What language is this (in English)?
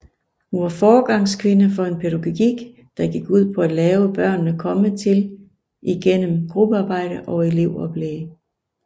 Danish